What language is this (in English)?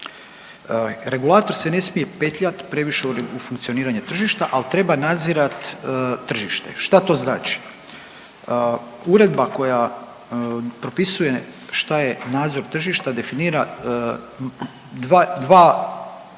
Croatian